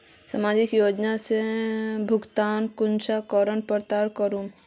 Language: Magahi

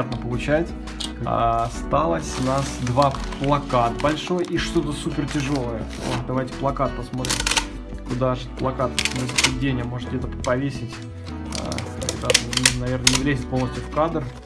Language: Russian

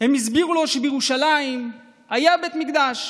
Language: Hebrew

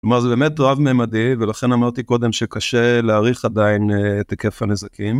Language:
Hebrew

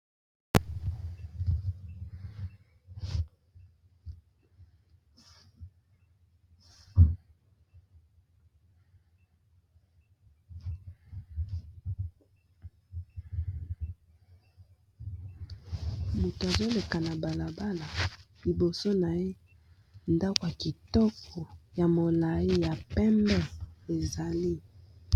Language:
Lingala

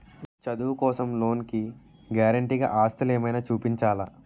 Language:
Telugu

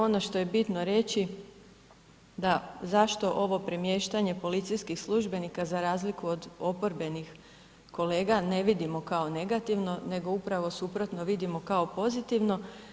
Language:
Croatian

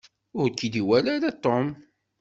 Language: Kabyle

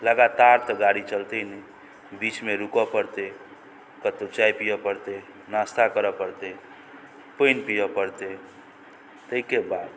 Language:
Maithili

